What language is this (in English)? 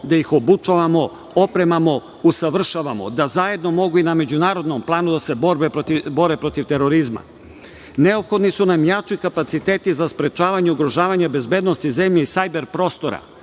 Serbian